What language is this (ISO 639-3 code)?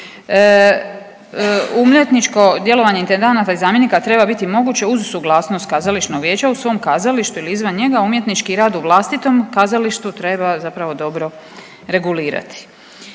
hrv